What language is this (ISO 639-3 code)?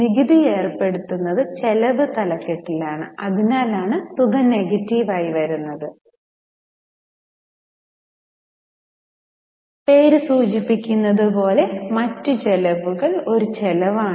mal